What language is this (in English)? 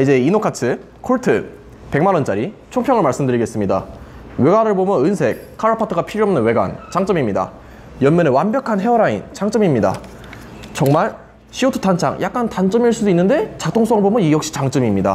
Korean